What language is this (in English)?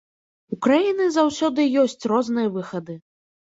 Belarusian